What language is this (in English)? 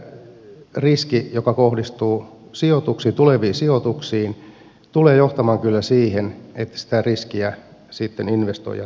Finnish